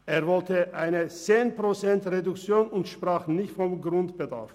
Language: Swiss German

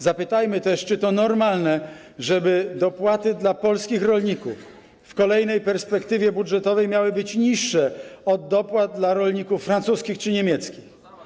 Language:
Polish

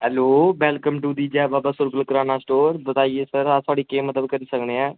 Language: Dogri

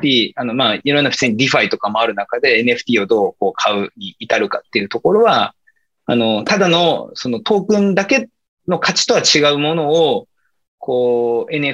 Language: Japanese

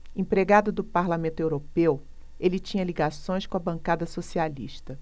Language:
Portuguese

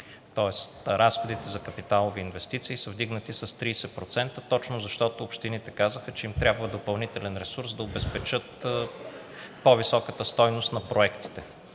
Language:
Bulgarian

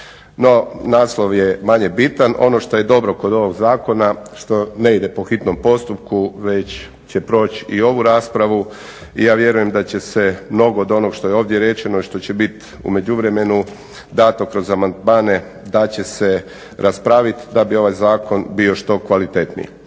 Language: Croatian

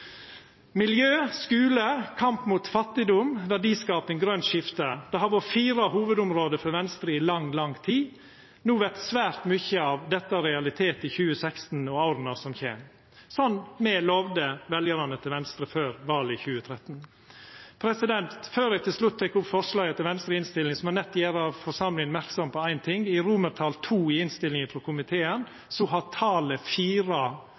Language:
Norwegian Nynorsk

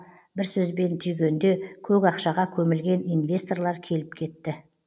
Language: Kazakh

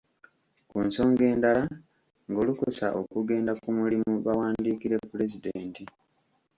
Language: Ganda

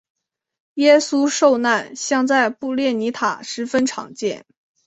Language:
Chinese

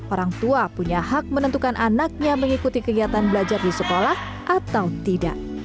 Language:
Indonesian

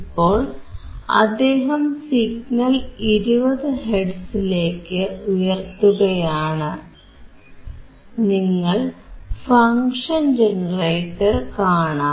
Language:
Malayalam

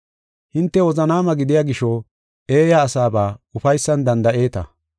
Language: Gofa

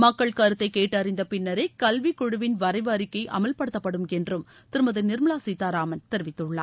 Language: Tamil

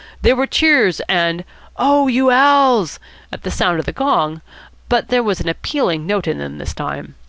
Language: English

